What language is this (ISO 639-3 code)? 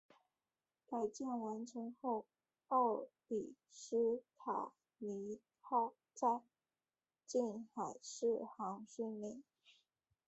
zho